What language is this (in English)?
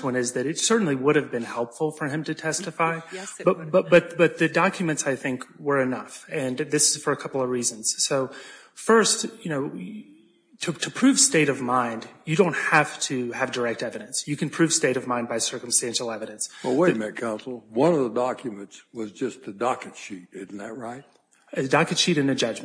English